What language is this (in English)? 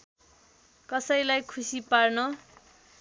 Nepali